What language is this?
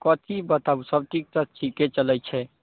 Maithili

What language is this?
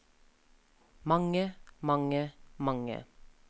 Norwegian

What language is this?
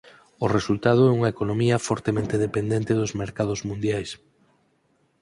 Galician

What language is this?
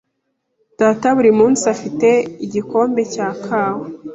Kinyarwanda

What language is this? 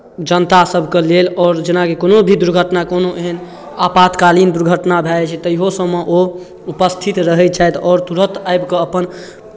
Maithili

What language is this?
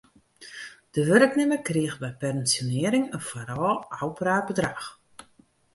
Western Frisian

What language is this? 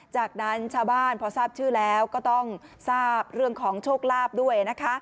Thai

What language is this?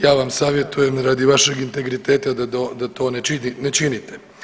Croatian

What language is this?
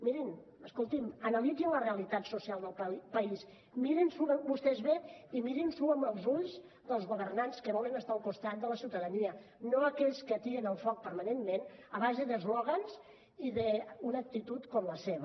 Catalan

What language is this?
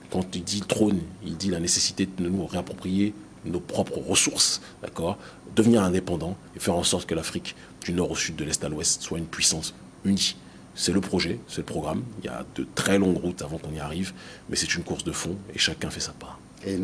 French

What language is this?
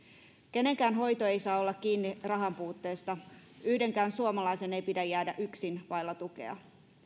Finnish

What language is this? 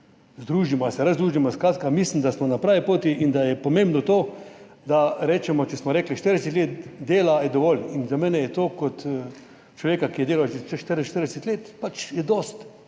Slovenian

